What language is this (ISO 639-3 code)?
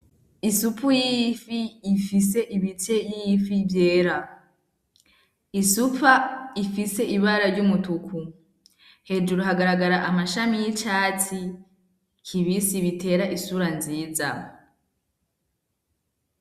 run